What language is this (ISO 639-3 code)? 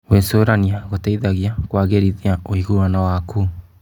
kik